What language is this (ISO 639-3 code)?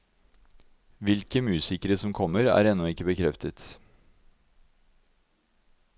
nor